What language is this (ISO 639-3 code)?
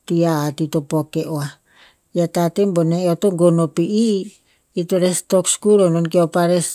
tpz